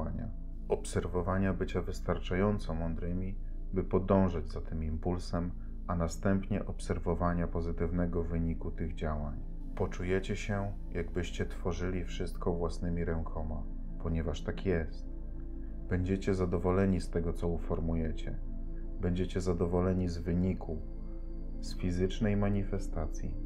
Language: Polish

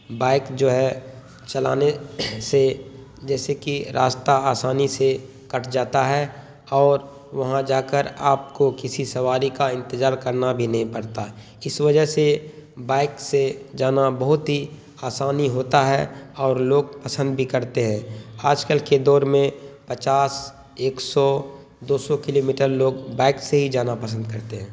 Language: Urdu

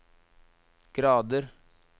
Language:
Norwegian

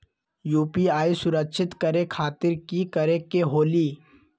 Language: Magahi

